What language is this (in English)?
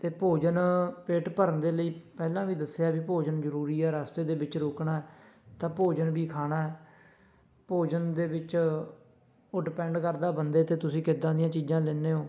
Punjabi